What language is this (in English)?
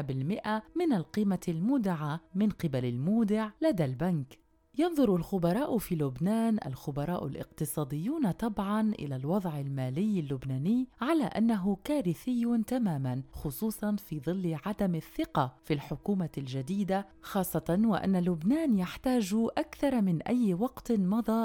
Arabic